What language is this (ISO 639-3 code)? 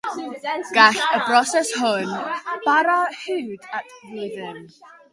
cym